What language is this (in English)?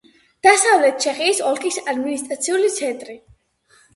Georgian